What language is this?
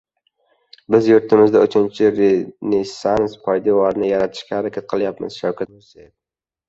Uzbek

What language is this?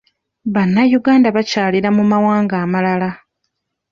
Ganda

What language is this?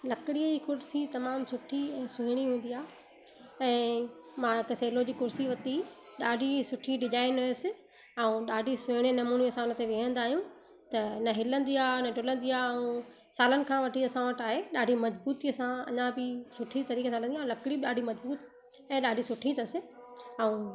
Sindhi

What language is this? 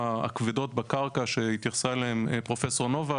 Hebrew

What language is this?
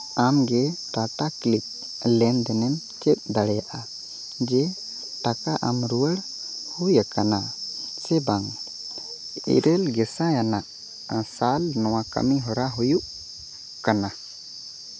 Santali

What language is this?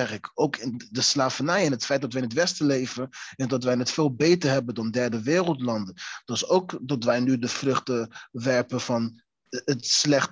Dutch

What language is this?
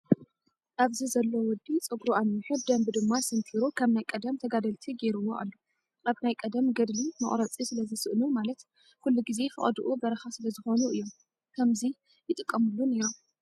Tigrinya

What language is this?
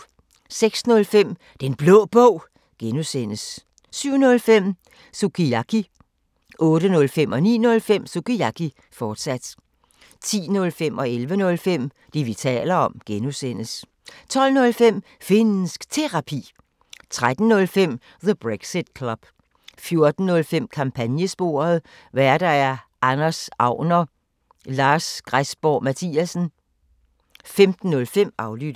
Danish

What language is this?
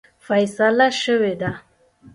Pashto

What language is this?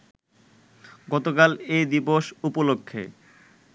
Bangla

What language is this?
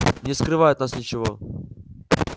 Russian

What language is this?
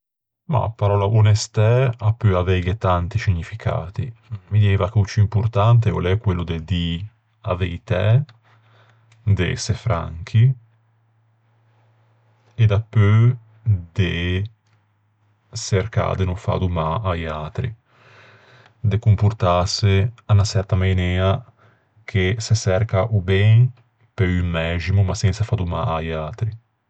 Ligurian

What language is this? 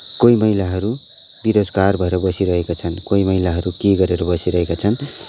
Nepali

